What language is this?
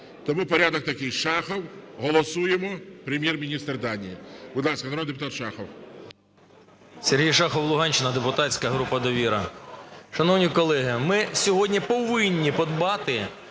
Ukrainian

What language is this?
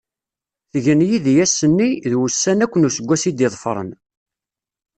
Kabyle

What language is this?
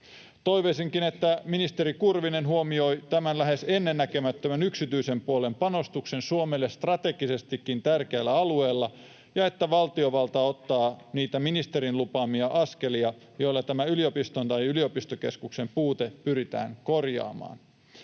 Finnish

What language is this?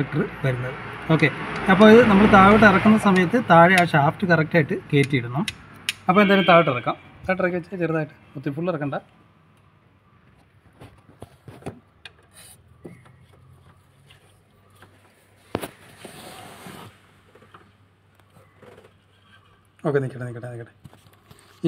Malayalam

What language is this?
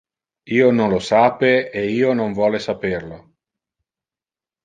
Interlingua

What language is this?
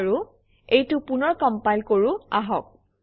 Assamese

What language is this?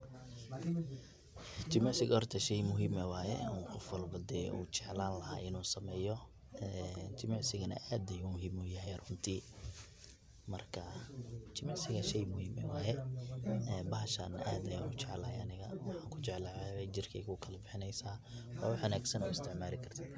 Somali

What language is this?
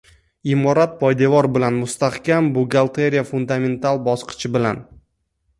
Uzbek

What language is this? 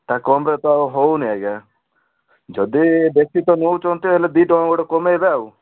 Odia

